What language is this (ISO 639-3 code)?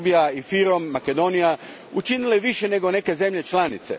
hrv